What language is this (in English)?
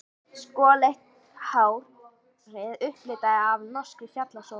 Icelandic